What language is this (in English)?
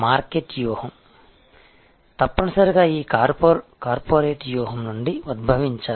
Telugu